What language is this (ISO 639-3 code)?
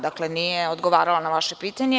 srp